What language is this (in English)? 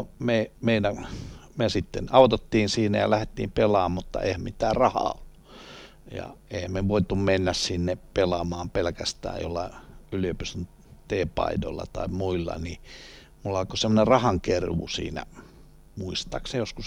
Finnish